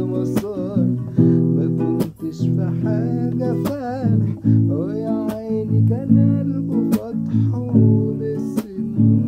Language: Arabic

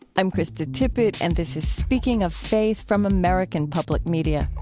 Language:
English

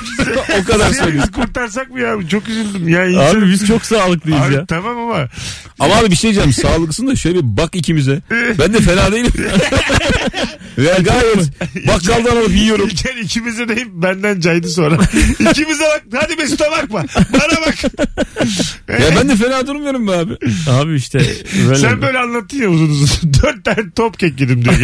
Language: Turkish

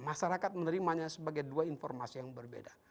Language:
Indonesian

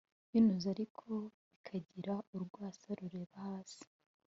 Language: Kinyarwanda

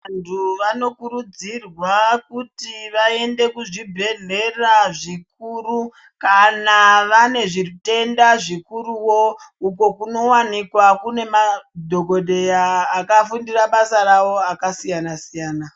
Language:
Ndau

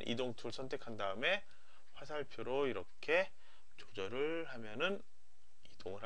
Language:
Korean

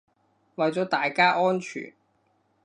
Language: Cantonese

